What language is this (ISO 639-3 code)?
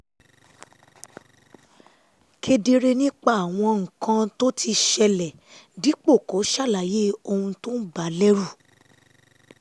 yor